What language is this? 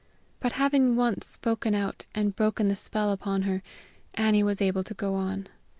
English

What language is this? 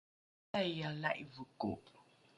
Rukai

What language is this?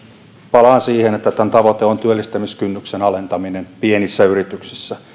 Finnish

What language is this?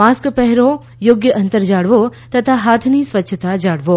Gujarati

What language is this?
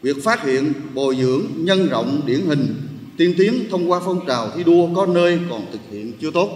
Vietnamese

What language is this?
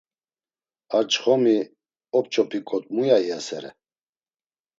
Laz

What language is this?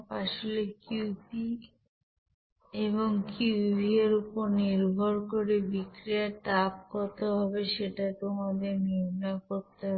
Bangla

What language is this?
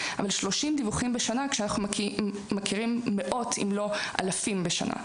Hebrew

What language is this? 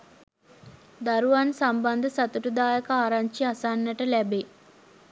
Sinhala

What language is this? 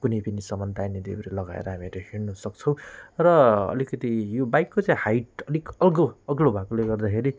Nepali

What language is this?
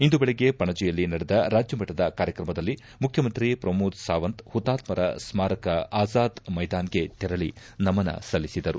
Kannada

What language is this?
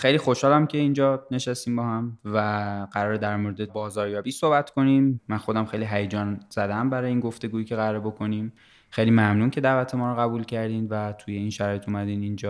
Persian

